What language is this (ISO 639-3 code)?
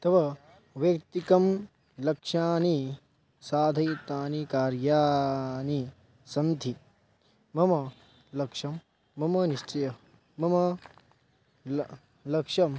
san